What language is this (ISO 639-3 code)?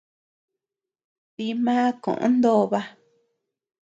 cux